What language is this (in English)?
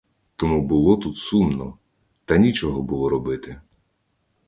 Ukrainian